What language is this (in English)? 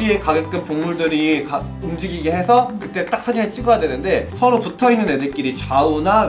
Korean